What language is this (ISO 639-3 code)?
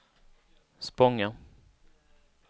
swe